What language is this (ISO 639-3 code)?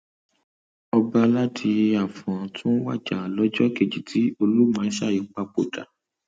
yor